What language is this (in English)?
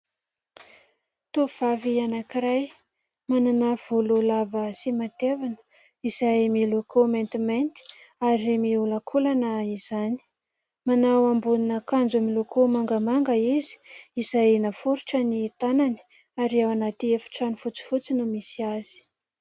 Malagasy